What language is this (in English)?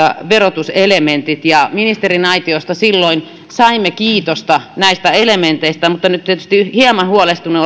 Finnish